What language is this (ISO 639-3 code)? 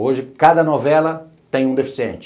por